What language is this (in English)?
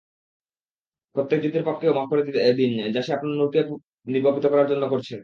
Bangla